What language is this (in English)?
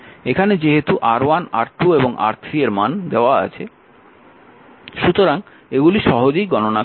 Bangla